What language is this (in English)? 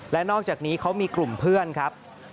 Thai